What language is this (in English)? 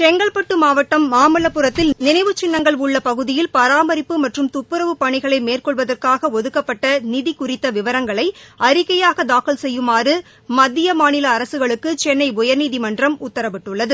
Tamil